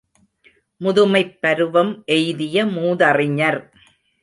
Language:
Tamil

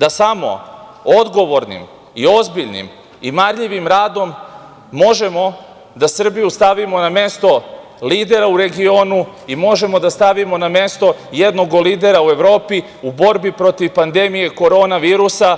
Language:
Serbian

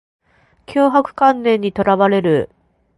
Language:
Japanese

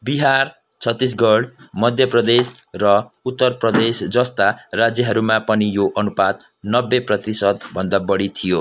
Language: Nepali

